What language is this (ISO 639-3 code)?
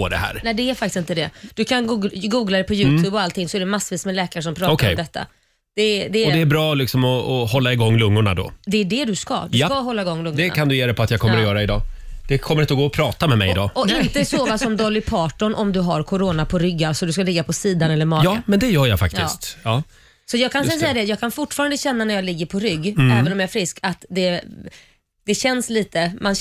swe